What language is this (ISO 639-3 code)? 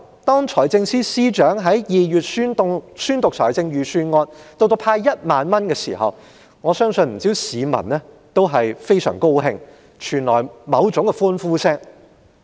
yue